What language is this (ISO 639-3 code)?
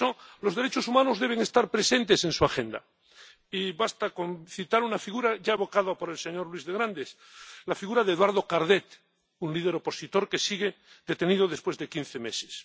spa